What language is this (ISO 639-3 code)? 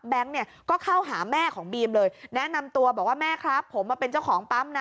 tha